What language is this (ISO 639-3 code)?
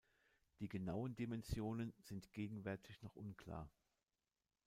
deu